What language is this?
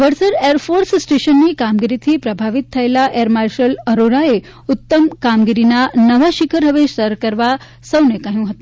Gujarati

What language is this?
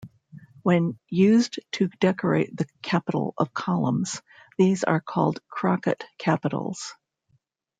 English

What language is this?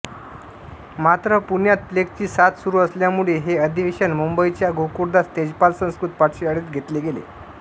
Marathi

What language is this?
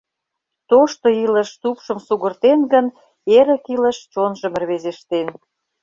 Mari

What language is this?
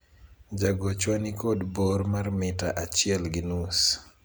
Luo (Kenya and Tanzania)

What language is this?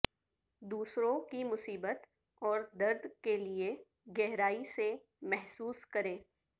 Urdu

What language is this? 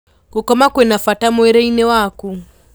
Kikuyu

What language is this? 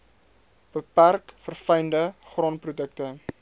Afrikaans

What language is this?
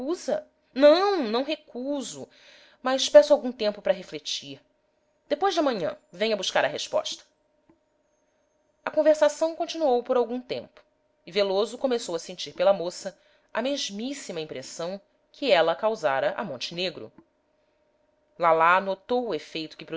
Portuguese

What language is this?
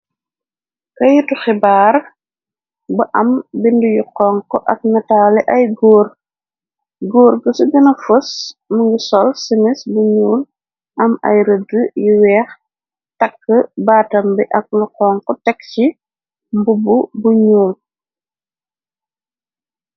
Wolof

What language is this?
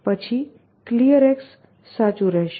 Gujarati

